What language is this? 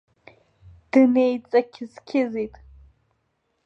Abkhazian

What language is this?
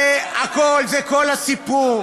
Hebrew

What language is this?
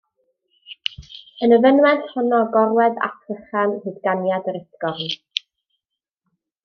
Welsh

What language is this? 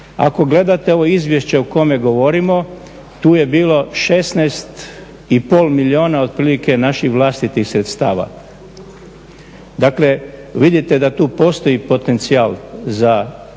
Croatian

